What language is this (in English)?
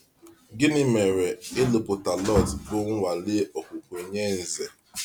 Igbo